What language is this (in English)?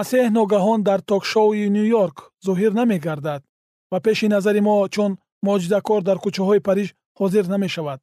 Persian